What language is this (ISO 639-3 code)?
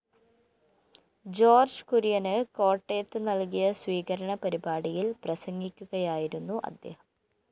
mal